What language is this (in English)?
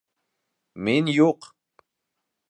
Bashkir